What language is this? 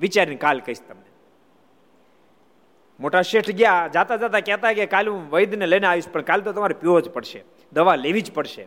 Gujarati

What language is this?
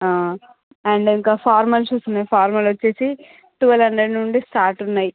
Telugu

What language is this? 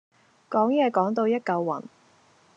Cantonese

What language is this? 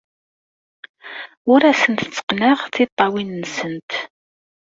Kabyle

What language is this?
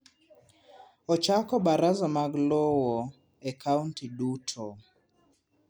Luo (Kenya and Tanzania)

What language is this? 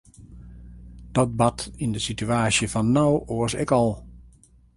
Western Frisian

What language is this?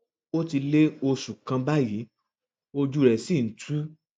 Yoruba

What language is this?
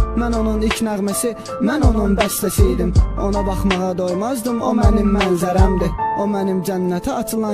Turkish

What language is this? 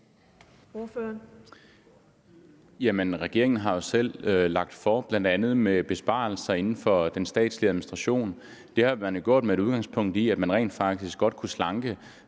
Danish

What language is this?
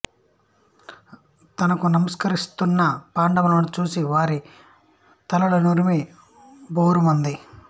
Telugu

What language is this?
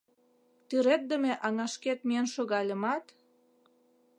Mari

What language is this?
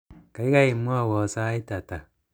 Kalenjin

